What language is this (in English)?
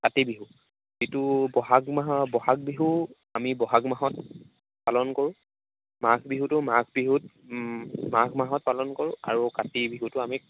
Assamese